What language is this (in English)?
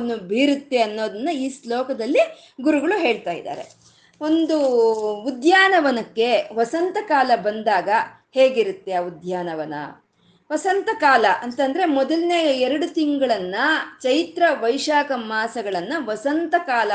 Kannada